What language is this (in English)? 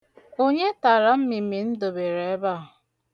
Igbo